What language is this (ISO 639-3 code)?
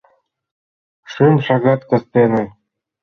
chm